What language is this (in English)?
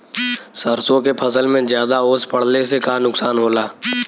Bhojpuri